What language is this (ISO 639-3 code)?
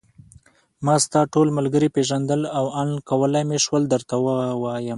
pus